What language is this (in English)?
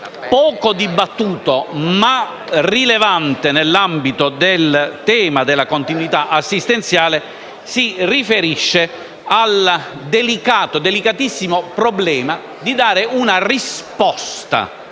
Italian